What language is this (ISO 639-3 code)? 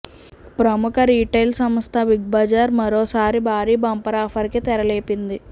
tel